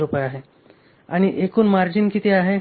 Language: Marathi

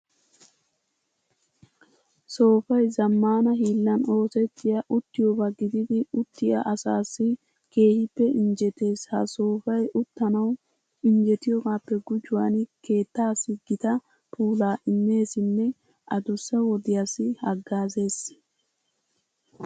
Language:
Wolaytta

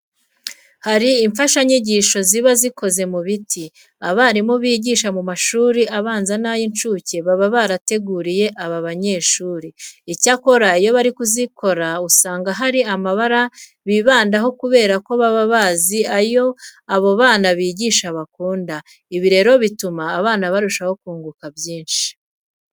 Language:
Kinyarwanda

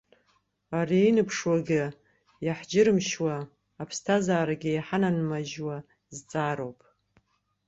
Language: Abkhazian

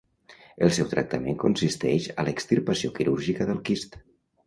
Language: Catalan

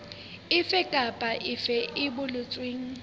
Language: Southern Sotho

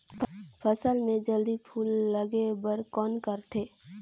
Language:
Chhattisgarhi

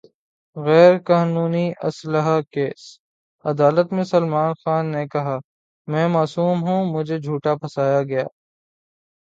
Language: Urdu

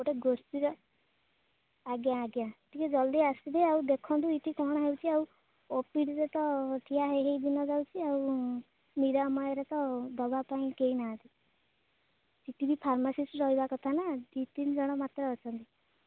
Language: Odia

